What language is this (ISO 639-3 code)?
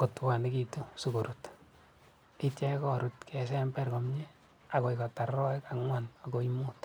kln